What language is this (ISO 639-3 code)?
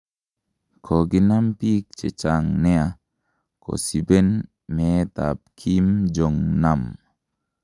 kln